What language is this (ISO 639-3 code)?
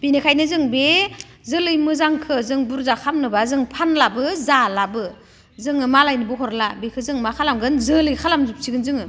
brx